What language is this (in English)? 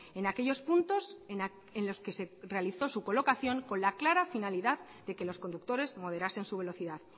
Spanish